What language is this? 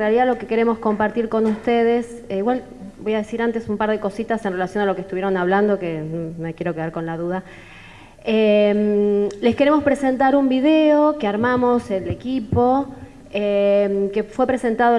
Spanish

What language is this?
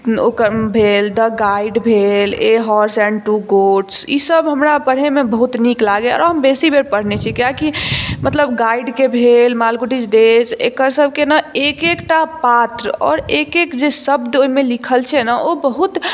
Maithili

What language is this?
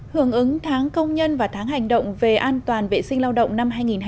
Vietnamese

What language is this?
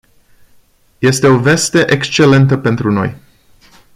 Romanian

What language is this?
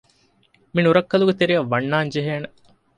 Divehi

